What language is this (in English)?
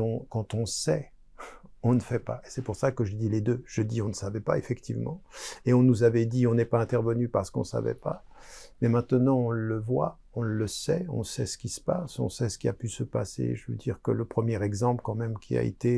French